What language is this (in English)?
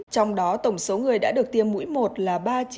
Vietnamese